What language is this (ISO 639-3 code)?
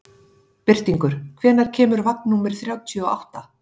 isl